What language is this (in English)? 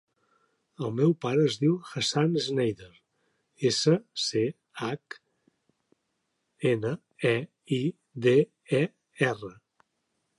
Catalan